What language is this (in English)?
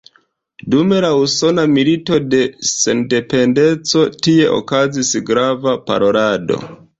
Esperanto